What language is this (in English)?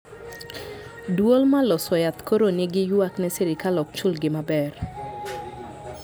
Luo (Kenya and Tanzania)